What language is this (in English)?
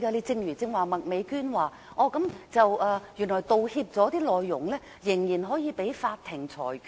Cantonese